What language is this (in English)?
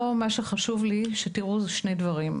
Hebrew